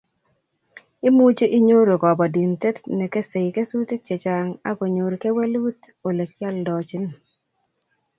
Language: Kalenjin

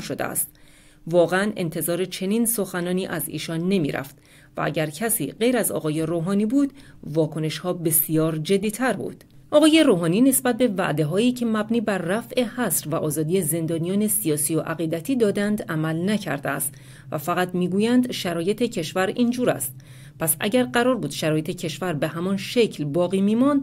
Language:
Persian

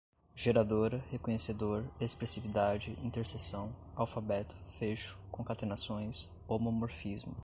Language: Portuguese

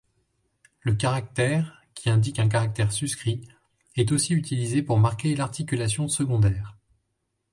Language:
French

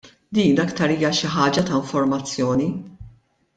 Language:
Maltese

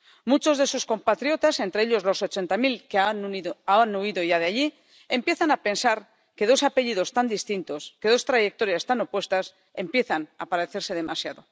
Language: Spanish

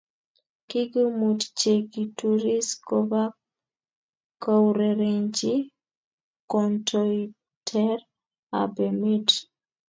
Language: Kalenjin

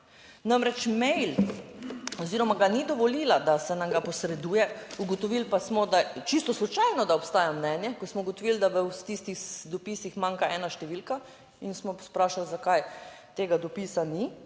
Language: Slovenian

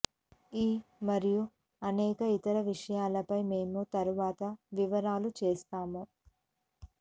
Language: Telugu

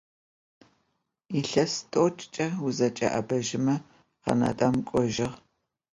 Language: Adyghe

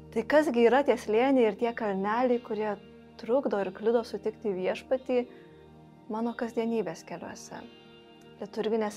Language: Lithuanian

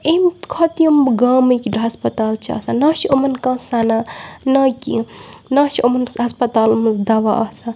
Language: Kashmiri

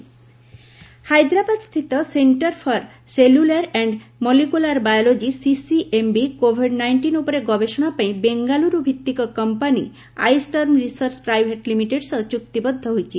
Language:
Odia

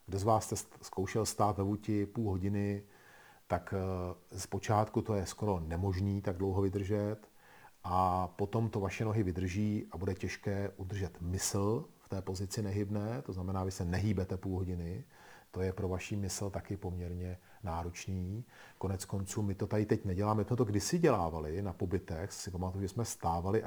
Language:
Czech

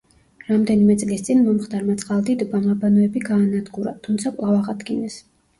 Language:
Georgian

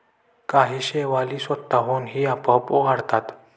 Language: Marathi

